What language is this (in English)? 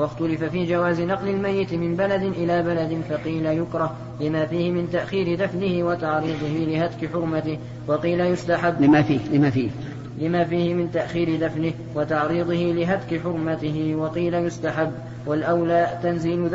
Arabic